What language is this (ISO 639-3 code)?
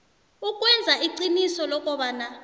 nbl